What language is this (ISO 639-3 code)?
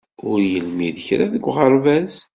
kab